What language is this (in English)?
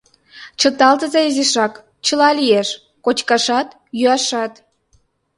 Mari